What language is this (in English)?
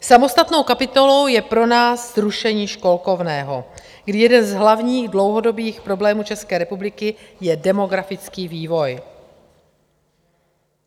Czech